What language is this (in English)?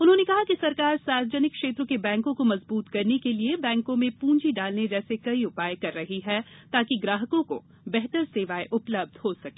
Hindi